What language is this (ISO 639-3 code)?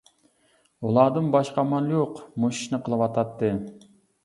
uig